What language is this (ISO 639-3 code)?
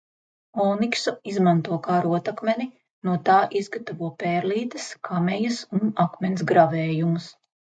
lav